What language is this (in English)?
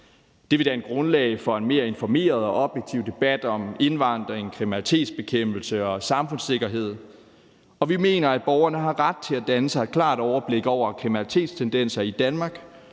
Danish